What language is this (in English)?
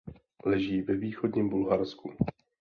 Czech